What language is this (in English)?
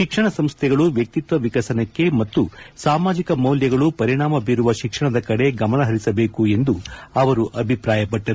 Kannada